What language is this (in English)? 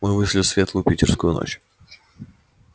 Russian